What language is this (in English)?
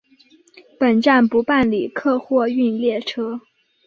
Chinese